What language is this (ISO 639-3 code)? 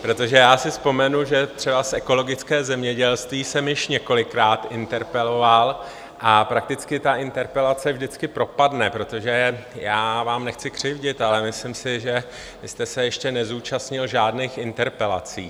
ces